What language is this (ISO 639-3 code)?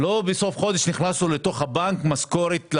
heb